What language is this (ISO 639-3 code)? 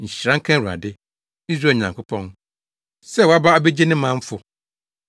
aka